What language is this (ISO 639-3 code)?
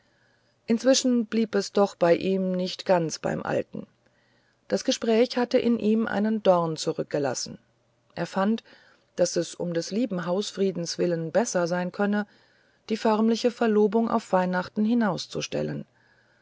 deu